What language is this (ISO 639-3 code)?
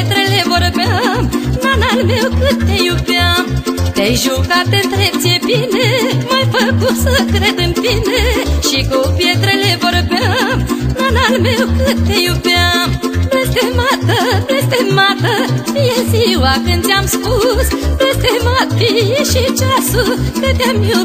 ron